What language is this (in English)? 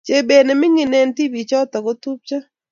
Kalenjin